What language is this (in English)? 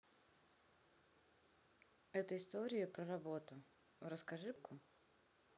Russian